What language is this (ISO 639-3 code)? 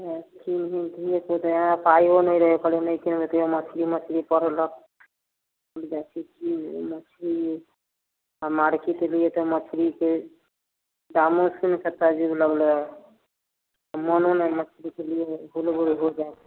mai